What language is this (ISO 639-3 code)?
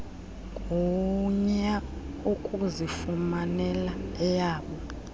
xho